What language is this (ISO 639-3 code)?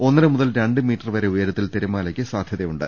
mal